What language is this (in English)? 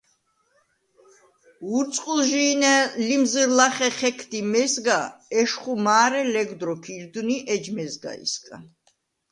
Svan